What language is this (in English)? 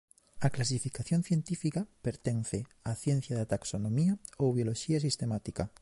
Galician